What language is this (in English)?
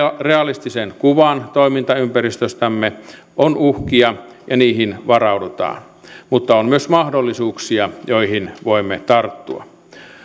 Finnish